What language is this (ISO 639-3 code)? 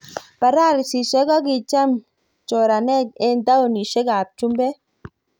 kln